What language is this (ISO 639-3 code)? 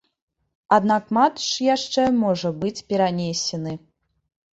bel